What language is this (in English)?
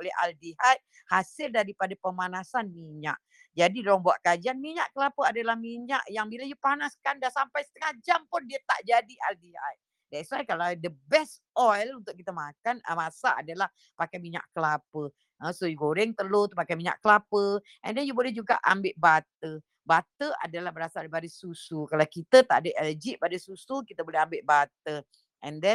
Malay